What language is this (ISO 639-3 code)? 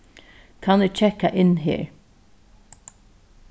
fao